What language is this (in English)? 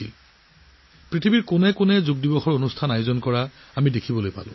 Assamese